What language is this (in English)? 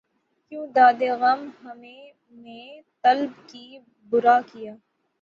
Urdu